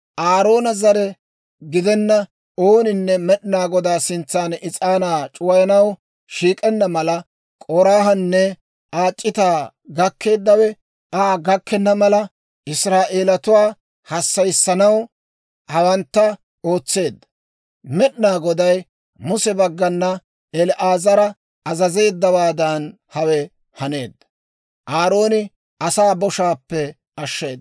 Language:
Dawro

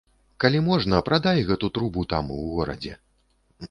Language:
Belarusian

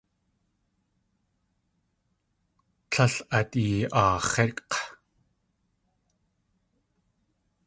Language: Tlingit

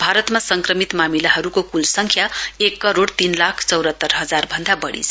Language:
Nepali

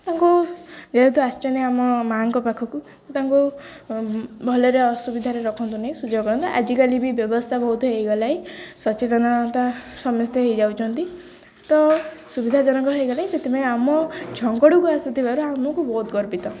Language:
Odia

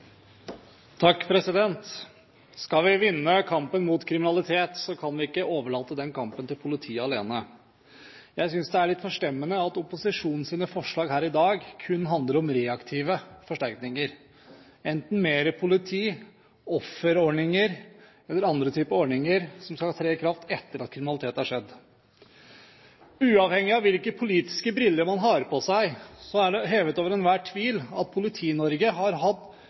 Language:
Norwegian Bokmål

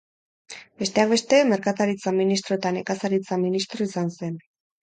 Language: Basque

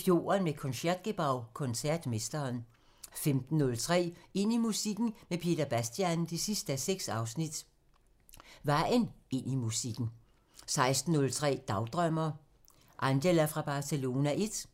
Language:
Danish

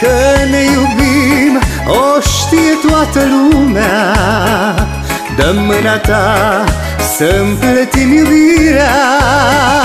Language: Romanian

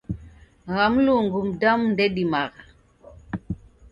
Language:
Taita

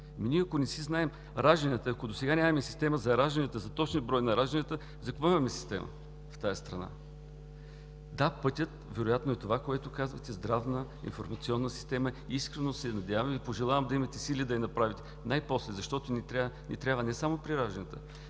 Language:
Bulgarian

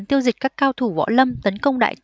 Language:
Vietnamese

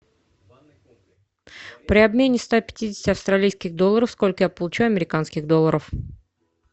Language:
Russian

